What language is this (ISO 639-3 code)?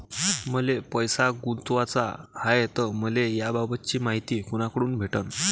mar